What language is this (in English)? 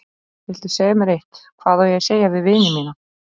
Icelandic